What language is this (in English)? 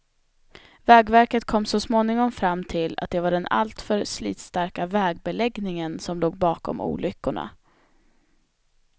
Swedish